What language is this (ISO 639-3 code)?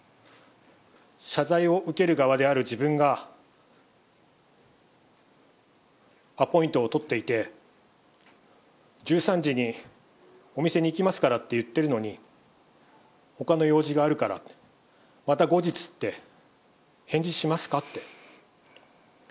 jpn